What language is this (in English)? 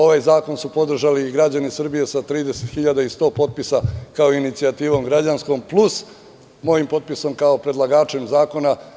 Serbian